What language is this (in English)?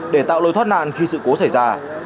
Vietnamese